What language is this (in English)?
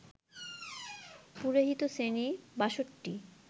Bangla